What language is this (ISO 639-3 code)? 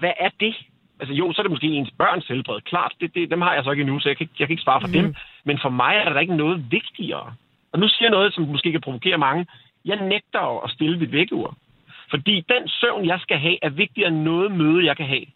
dan